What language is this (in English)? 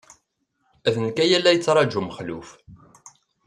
Kabyle